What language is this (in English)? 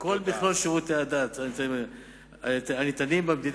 Hebrew